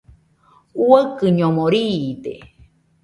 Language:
Nüpode Huitoto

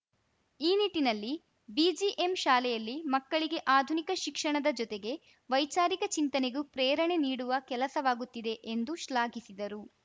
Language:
Kannada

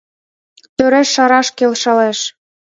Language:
Mari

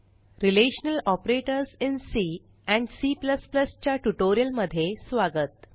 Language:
Marathi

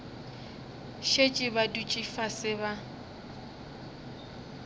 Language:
Northern Sotho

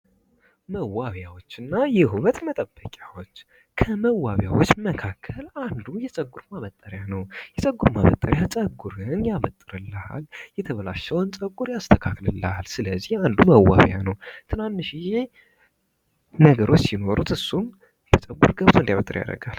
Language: Amharic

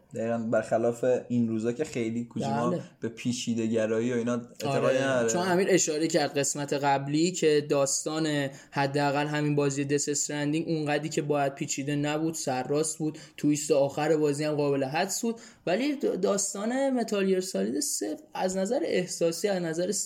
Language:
Persian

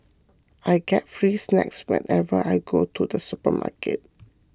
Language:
English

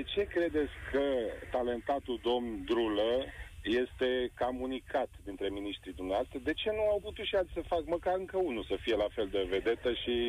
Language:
Romanian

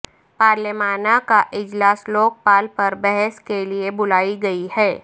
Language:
Urdu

